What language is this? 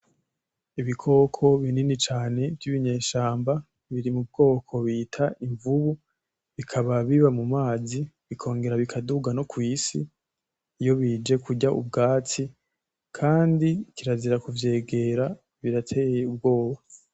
Rundi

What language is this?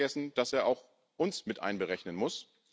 German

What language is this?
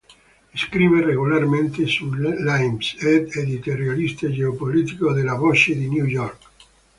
Italian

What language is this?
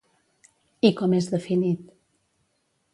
Catalan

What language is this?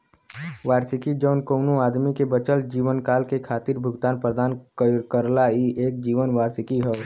Bhojpuri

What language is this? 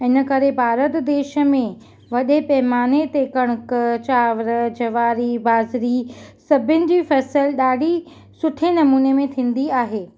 Sindhi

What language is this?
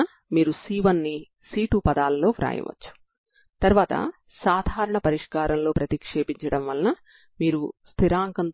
Telugu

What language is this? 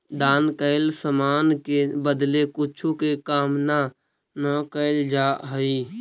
Magahi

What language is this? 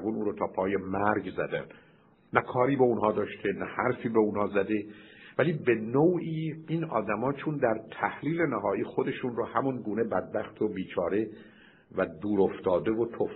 Persian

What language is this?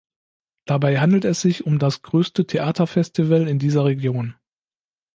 German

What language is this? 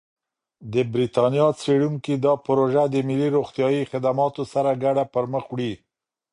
Pashto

